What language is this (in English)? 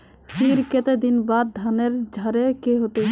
Magahi